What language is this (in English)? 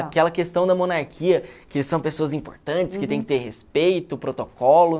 Portuguese